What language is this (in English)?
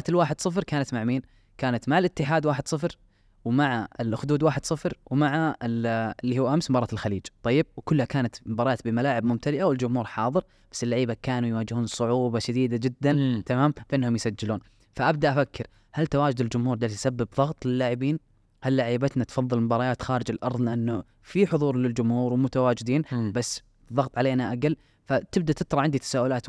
Arabic